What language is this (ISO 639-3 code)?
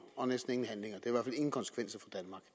dan